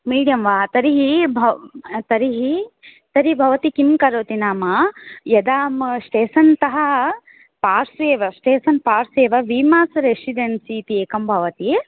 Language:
Sanskrit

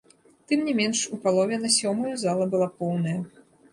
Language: Belarusian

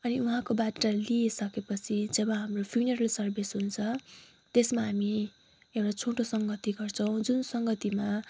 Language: Nepali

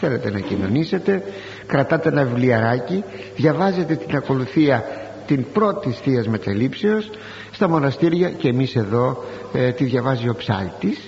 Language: Greek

